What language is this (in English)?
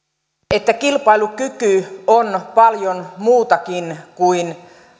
Finnish